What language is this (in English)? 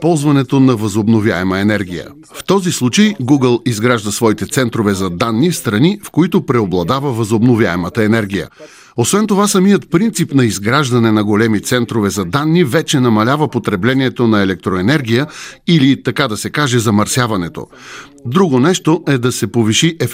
Bulgarian